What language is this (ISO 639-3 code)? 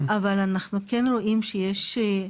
heb